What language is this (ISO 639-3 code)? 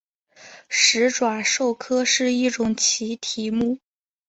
zho